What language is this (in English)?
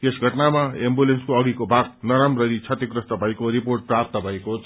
Nepali